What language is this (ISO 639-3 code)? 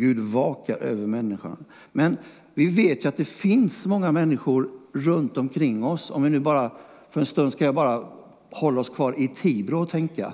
swe